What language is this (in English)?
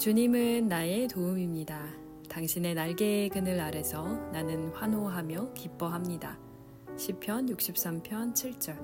Korean